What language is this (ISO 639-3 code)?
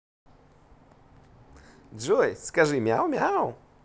rus